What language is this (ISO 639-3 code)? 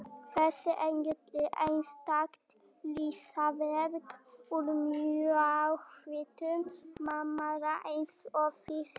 isl